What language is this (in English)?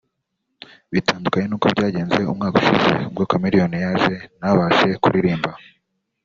Kinyarwanda